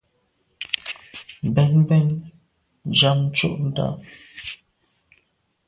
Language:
Medumba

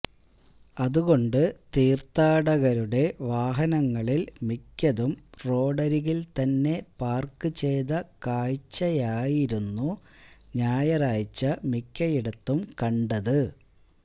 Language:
Malayalam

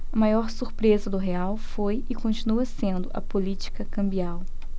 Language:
Portuguese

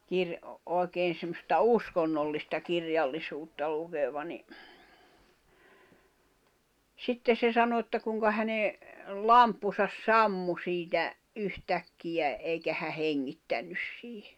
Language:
Finnish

